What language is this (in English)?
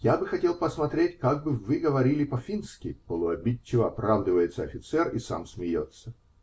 Russian